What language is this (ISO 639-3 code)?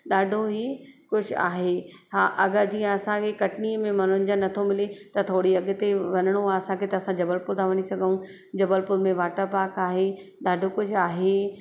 snd